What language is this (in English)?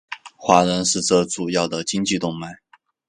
Chinese